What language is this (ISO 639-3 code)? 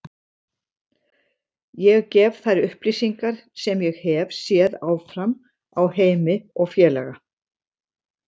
isl